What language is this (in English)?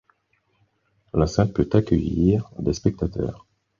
French